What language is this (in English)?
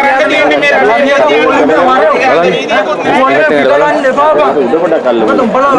Sinhala